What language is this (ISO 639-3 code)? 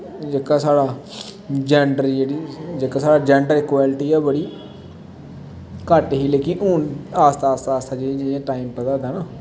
doi